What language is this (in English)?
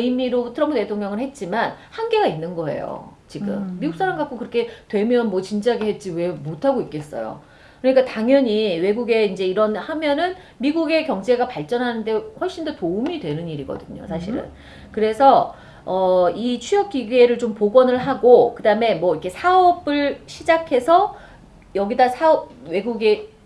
Korean